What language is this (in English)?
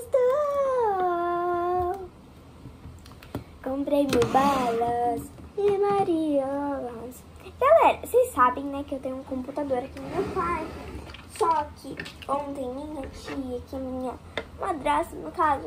Portuguese